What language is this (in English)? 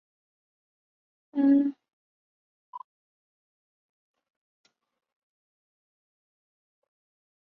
Chinese